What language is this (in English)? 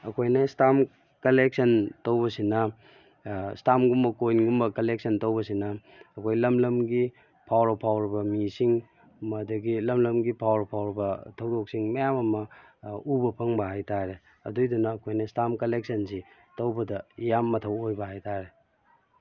Manipuri